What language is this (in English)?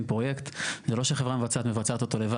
Hebrew